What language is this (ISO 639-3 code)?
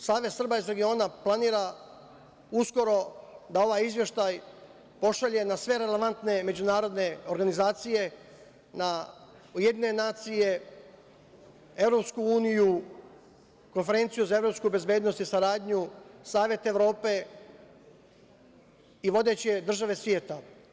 srp